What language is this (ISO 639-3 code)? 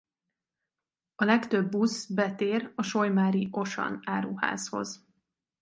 hun